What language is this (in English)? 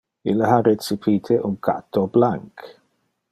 Interlingua